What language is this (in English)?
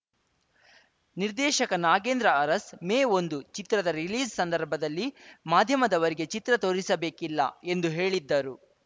Kannada